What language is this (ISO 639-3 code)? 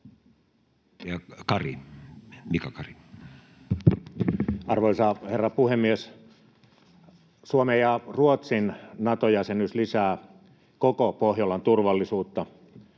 fin